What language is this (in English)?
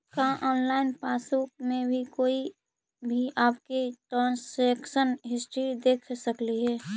Magahi